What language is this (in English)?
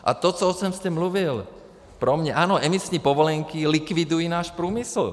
Czech